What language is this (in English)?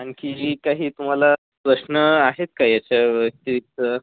Marathi